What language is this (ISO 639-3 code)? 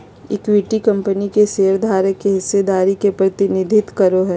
mag